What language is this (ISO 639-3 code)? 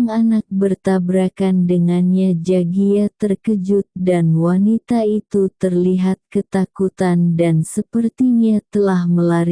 ind